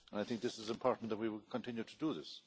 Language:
English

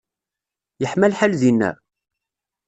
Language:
Kabyle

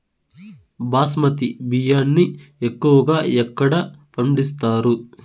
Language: Telugu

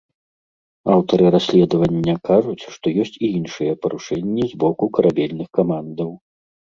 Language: Belarusian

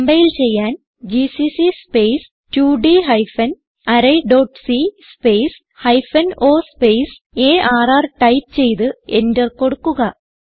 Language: Malayalam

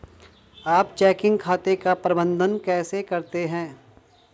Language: Hindi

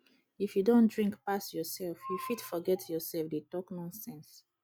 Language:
Nigerian Pidgin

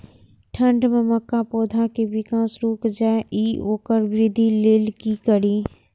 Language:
Maithili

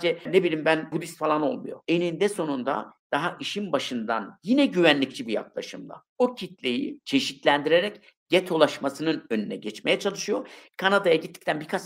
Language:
Turkish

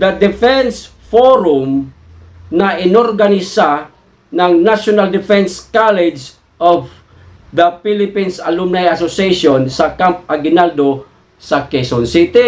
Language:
Filipino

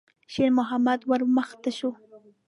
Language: Pashto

